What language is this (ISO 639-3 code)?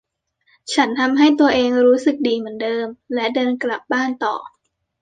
tha